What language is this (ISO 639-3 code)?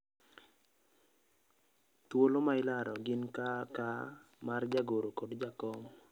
luo